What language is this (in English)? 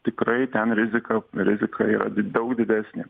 Lithuanian